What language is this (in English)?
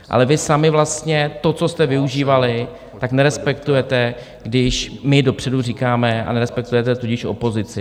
Czech